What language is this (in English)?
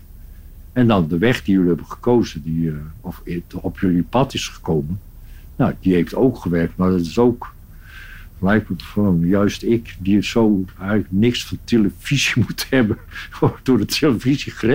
Dutch